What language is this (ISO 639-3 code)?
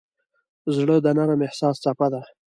pus